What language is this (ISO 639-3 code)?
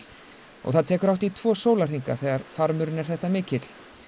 isl